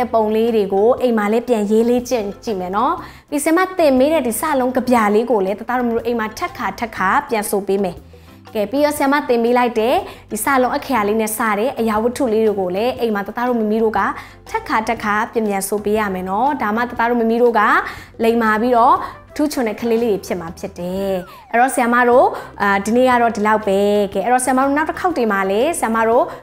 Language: Thai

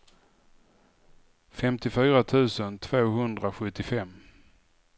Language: Swedish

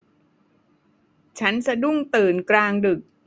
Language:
Thai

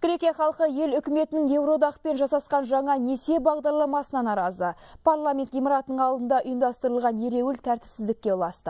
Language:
Russian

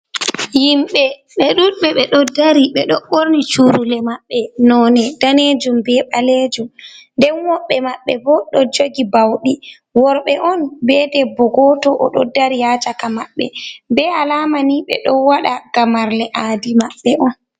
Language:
Fula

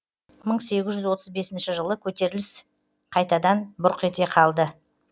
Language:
Kazakh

